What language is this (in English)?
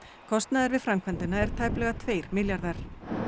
Icelandic